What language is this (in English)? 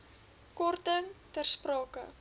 Afrikaans